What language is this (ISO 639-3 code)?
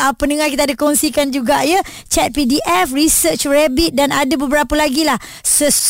msa